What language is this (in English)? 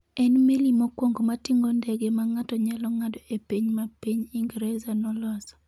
Luo (Kenya and Tanzania)